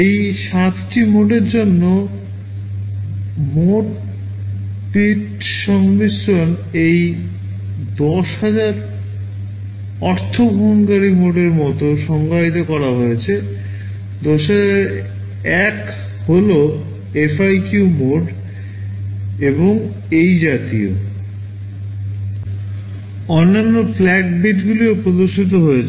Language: Bangla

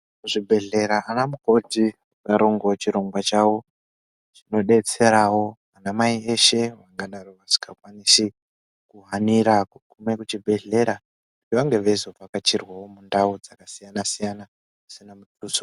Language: Ndau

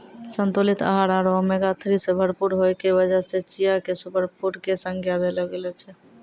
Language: Maithili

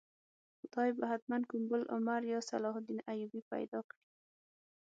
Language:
Pashto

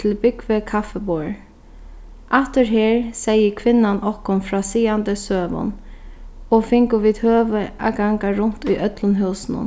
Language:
Faroese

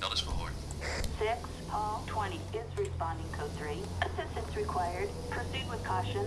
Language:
Dutch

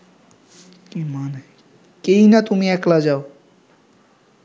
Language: Bangla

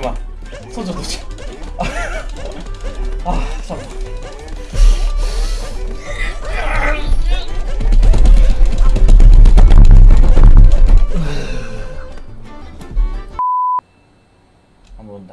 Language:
Korean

